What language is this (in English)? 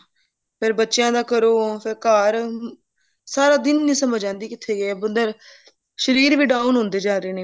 Punjabi